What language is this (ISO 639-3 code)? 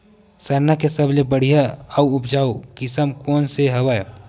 hne